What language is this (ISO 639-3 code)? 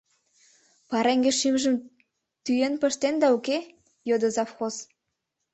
chm